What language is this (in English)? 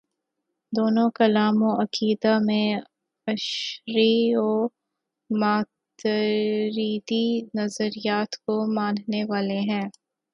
Urdu